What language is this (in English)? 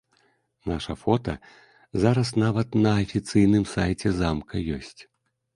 Belarusian